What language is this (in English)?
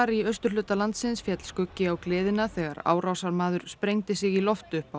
Icelandic